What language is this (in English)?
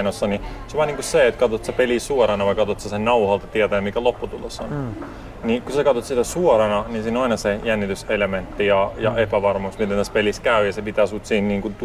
Finnish